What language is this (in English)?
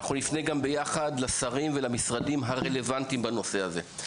Hebrew